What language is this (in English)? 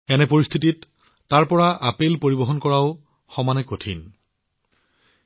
Assamese